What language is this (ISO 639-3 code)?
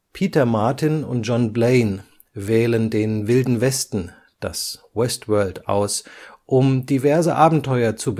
deu